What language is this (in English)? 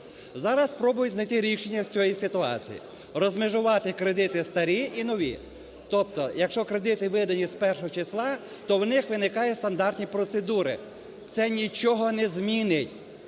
Ukrainian